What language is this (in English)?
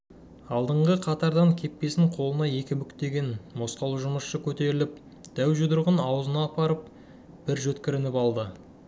Kazakh